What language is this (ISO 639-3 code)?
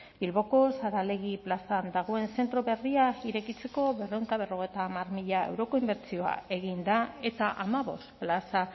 eus